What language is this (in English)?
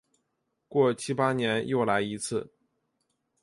Chinese